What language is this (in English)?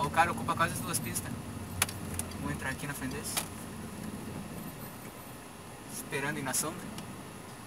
Portuguese